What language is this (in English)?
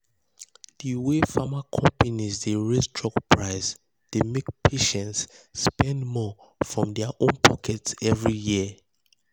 Nigerian Pidgin